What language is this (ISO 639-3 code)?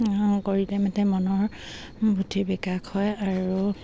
asm